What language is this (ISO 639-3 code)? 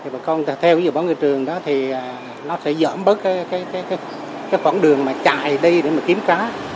vie